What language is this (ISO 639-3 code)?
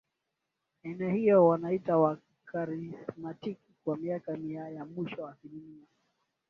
swa